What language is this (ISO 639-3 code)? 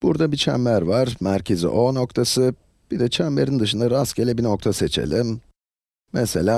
tur